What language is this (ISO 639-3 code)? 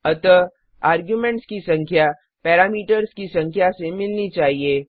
hin